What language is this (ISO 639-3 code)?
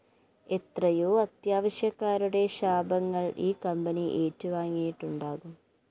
mal